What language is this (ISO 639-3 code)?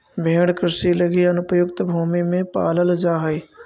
mag